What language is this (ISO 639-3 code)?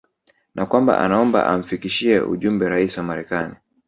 swa